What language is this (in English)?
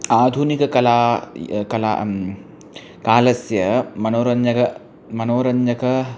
Sanskrit